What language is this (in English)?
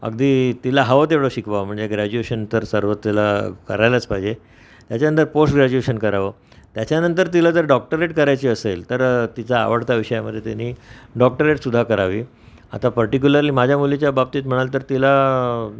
Marathi